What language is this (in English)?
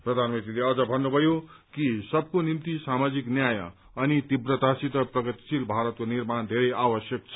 Nepali